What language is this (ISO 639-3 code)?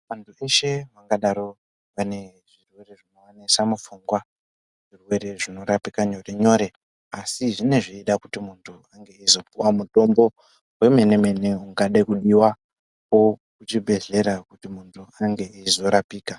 ndc